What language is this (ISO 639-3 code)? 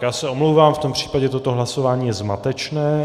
ces